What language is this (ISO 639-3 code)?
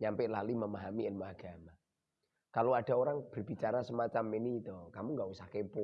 ind